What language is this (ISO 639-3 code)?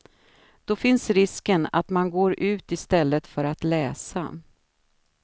swe